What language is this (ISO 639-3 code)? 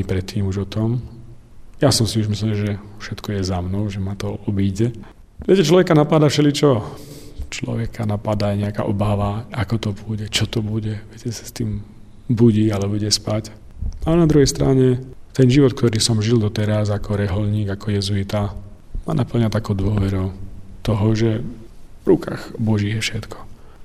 slk